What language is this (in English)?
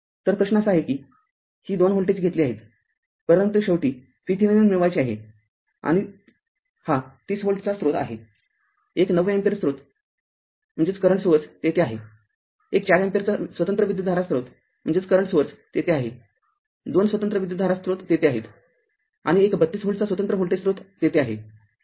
Marathi